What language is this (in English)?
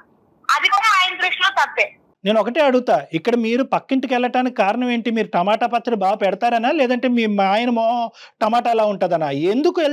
Telugu